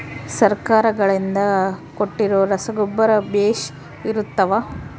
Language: Kannada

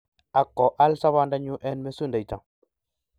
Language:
Kalenjin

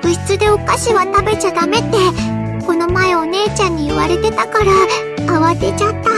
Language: Japanese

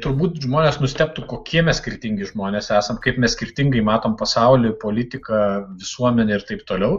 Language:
Lithuanian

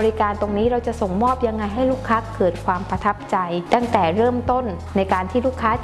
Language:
Thai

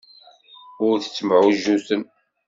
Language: Kabyle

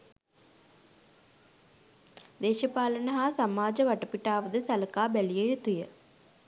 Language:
Sinhala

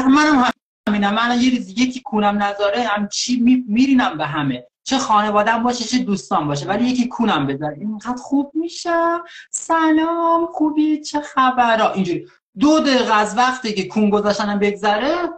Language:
Persian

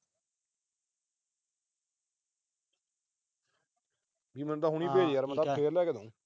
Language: Punjabi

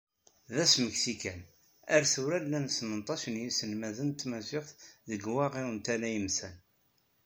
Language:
Kabyle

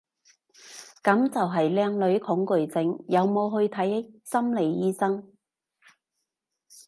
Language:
Cantonese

